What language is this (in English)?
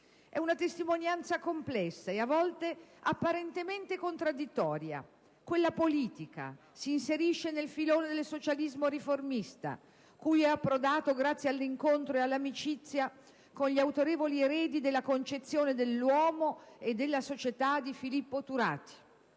Italian